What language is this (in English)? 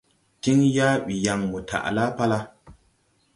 Tupuri